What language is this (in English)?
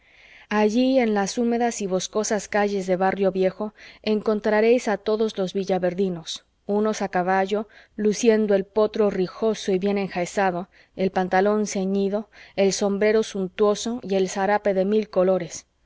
Spanish